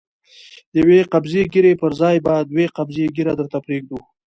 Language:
Pashto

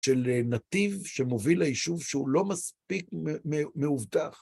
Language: Hebrew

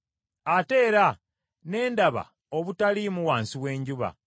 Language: Ganda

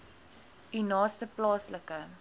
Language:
Afrikaans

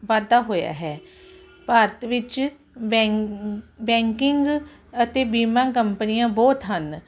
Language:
Punjabi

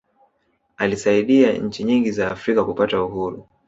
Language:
Swahili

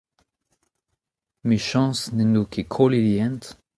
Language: Breton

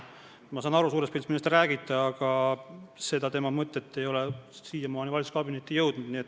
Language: Estonian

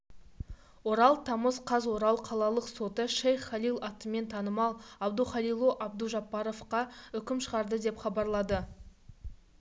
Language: Kazakh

